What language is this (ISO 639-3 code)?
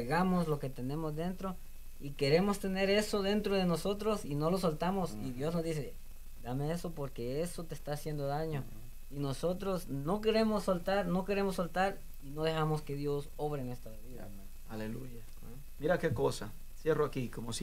spa